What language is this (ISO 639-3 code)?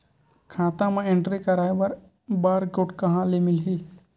hne